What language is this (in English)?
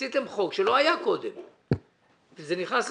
Hebrew